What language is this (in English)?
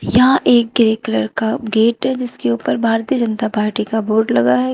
Hindi